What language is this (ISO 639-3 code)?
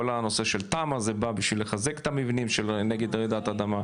heb